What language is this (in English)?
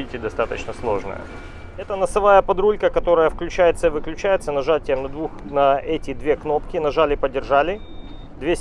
Russian